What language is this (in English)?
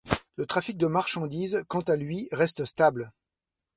French